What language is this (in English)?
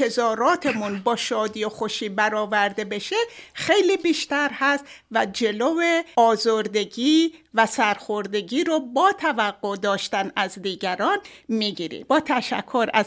Persian